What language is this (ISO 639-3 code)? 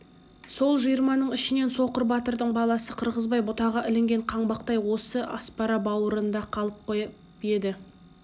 kaz